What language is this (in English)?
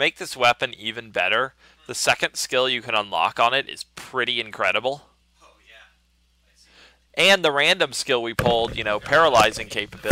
English